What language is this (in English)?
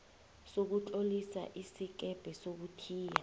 South Ndebele